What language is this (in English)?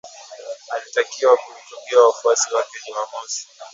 Swahili